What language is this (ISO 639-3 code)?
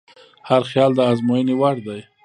pus